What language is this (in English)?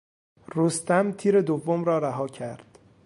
Persian